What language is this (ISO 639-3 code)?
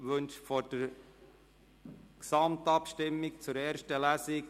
gsw